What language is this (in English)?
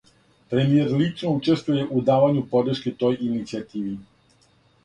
Serbian